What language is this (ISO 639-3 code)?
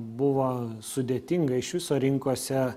lit